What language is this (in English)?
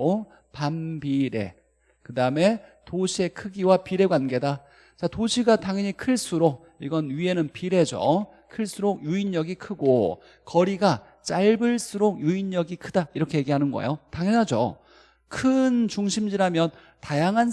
Korean